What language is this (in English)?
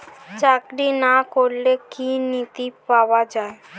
Bangla